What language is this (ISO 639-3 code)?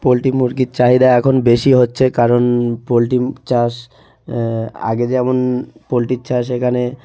ben